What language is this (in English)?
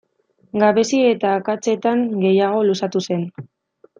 Basque